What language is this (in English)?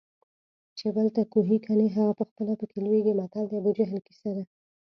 Pashto